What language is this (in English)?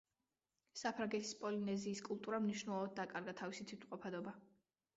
Georgian